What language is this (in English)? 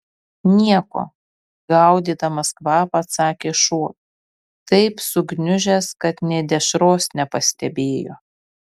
Lithuanian